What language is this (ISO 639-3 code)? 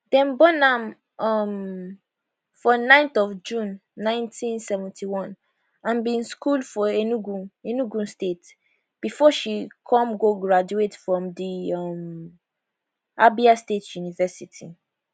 pcm